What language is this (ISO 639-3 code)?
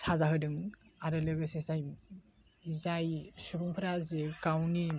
brx